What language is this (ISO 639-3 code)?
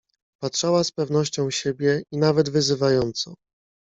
pol